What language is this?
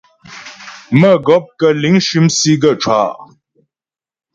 Ghomala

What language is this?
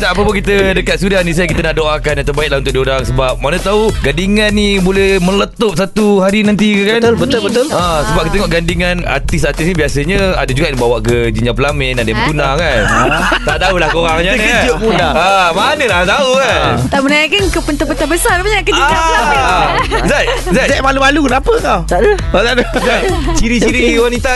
Malay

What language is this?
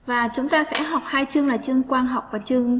Vietnamese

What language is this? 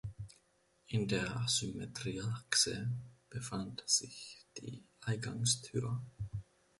German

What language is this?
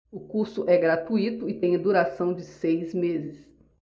Portuguese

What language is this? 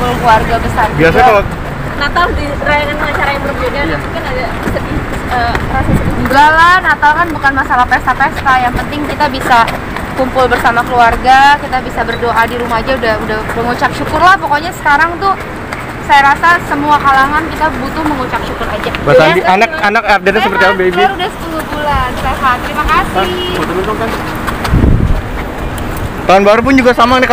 Indonesian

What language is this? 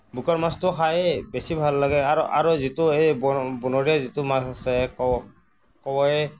Assamese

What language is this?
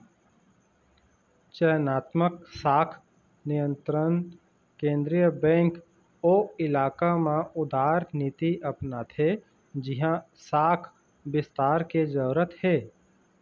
Chhattisgarhi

